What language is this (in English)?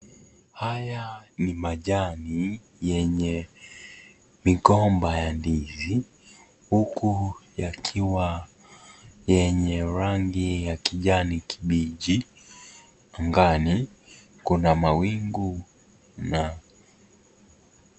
Swahili